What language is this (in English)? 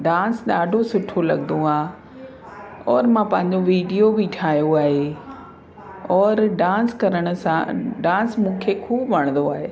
Sindhi